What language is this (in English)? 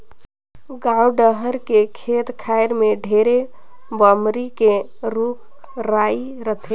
Chhattisgarhi